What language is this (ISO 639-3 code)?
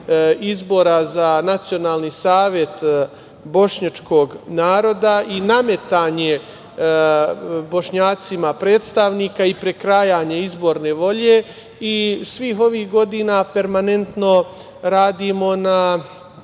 srp